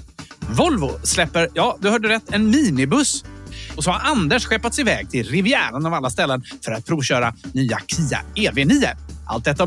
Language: Swedish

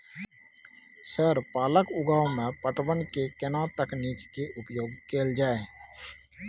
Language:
Maithili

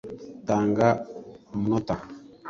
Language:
Kinyarwanda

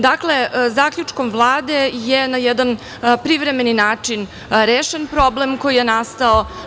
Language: Serbian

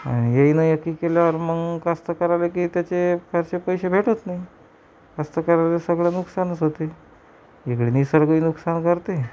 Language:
Marathi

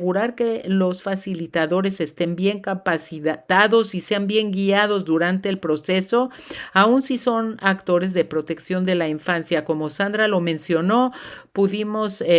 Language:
Spanish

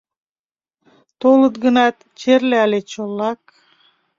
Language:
Mari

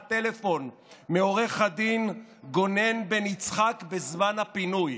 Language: Hebrew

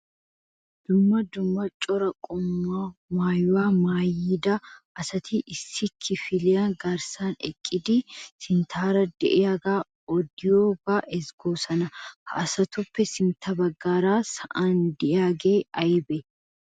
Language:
Wolaytta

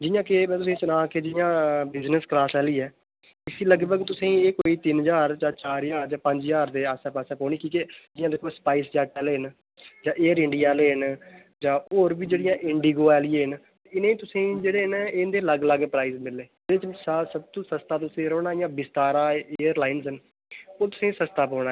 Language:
Dogri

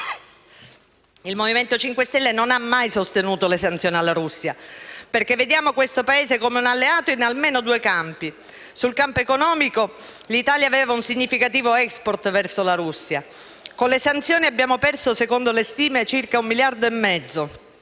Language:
Italian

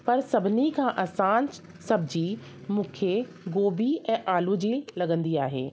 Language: Sindhi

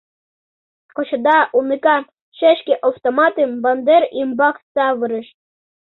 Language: Mari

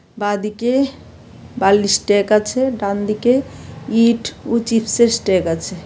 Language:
Bangla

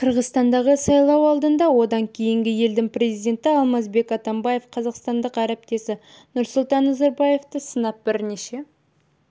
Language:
Kazakh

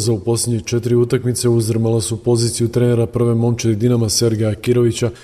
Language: Croatian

